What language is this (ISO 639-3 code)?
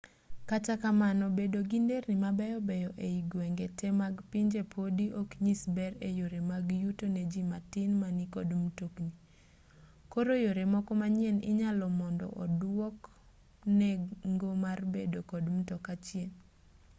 luo